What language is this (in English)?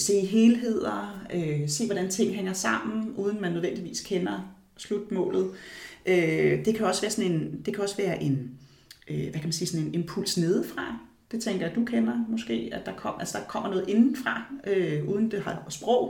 Danish